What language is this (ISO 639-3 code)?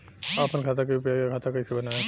bho